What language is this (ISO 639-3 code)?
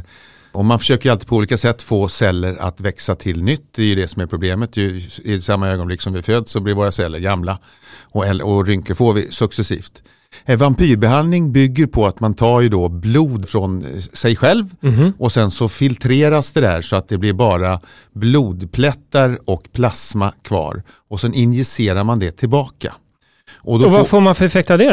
swe